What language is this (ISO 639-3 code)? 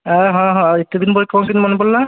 ori